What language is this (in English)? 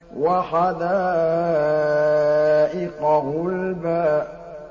Arabic